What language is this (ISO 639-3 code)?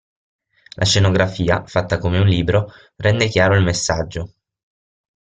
ita